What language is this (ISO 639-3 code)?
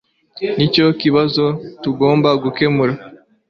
kin